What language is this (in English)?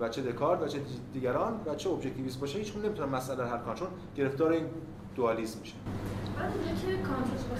Persian